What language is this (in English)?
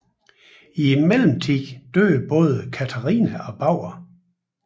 Danish